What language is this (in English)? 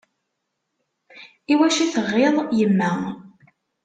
Kabyle